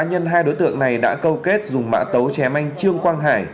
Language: Vietnamese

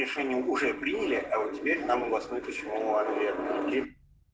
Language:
Russian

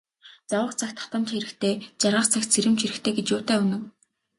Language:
Mongolian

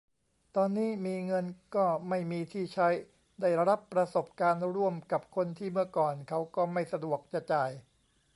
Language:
Thai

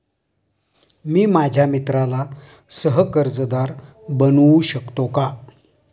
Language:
Marathi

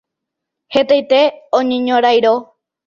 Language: Guarani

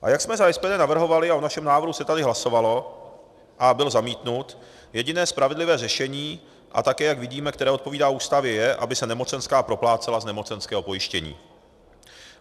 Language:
Czech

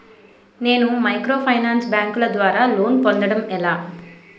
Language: Telugu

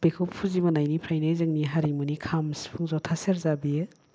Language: Bodo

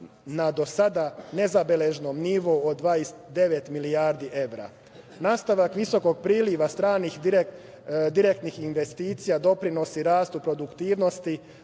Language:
Serbian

